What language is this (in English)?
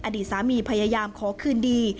Thai